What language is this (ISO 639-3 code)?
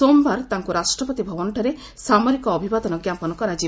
ori